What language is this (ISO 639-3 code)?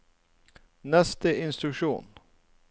nor